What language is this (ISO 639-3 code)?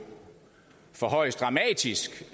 dan